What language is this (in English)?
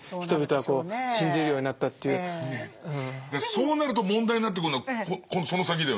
Japanese